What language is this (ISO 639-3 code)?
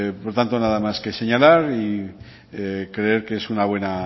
spa